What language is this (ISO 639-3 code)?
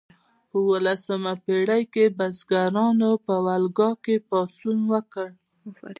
pus